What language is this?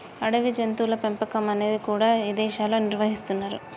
Telugu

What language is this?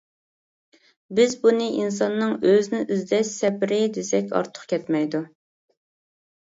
Uyghur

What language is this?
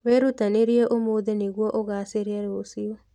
Kikuyu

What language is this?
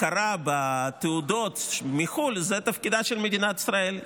Hebrew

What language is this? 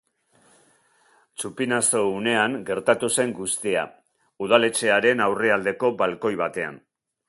Basque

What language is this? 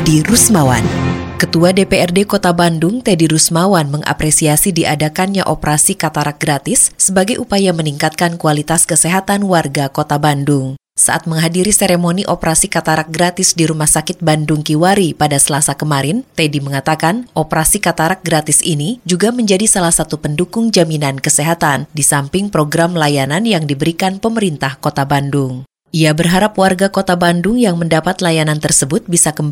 Indonesian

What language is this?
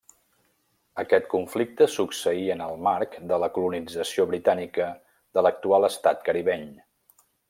Catalan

